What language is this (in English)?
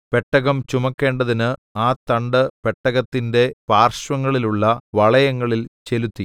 Malayalam